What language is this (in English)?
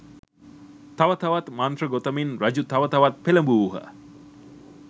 Sinhala